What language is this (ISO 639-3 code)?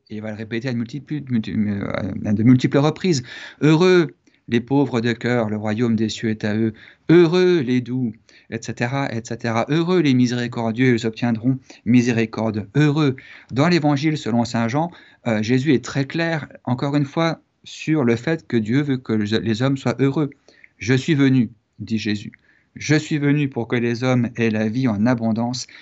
fra